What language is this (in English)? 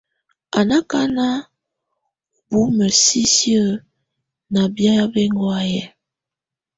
Tunen